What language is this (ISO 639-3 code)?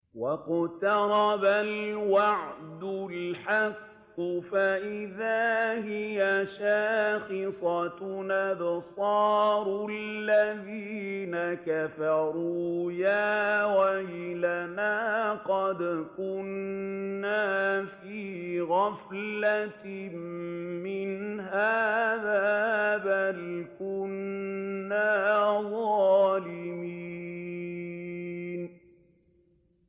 ara